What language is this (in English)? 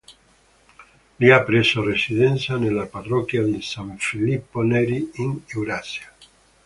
Italian